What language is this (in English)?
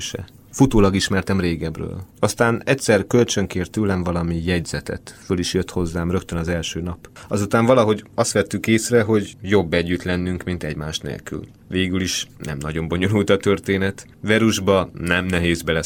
Hungarian